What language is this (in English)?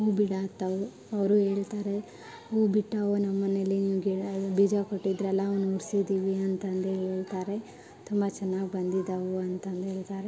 Kannada